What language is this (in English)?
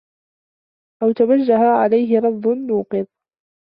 Arabic